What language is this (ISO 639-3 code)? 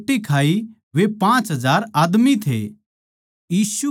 bgc